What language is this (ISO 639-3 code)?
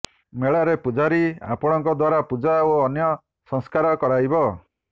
ori